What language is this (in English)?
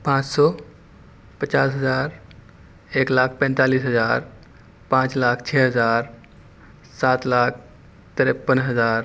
Urdu